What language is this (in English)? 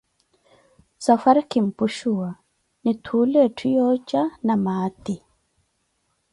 Koti